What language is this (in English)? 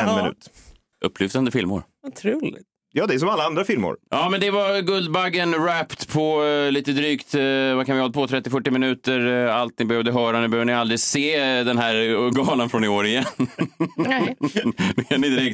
Swedish